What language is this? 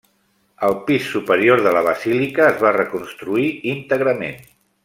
Catalan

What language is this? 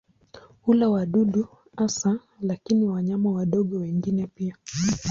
Swahili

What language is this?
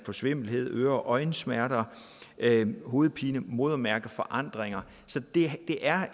Danish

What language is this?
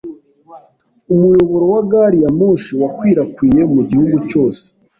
Kinyarwanda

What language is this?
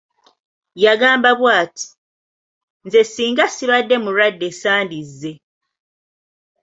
Ganda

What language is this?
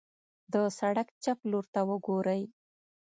Pashto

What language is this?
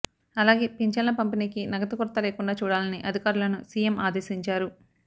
Telugu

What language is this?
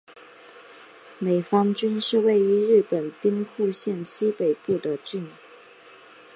Chinese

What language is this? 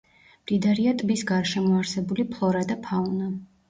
Georgian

